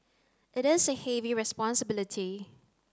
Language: English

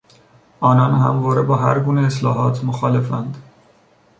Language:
Persian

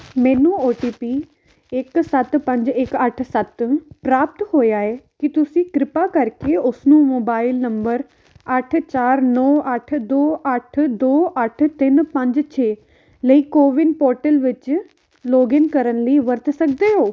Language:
Punjabi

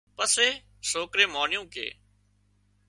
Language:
Wadiyara Koli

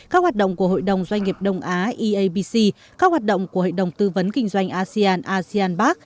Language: Vietnamese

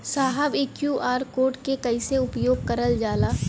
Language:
Bhojpuri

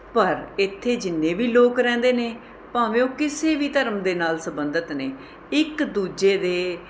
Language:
Punjabi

